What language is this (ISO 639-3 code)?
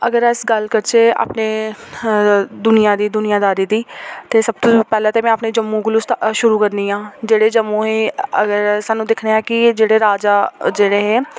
doi